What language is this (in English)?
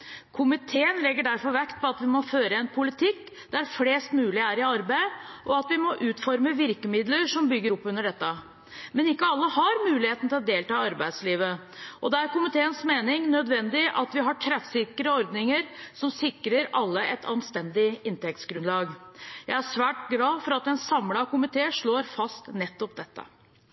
Norwegian Bokmål